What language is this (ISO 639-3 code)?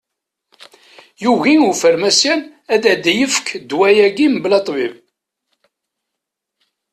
kab